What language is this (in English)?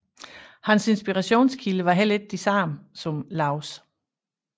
Danish